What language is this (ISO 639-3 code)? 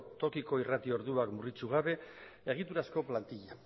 eus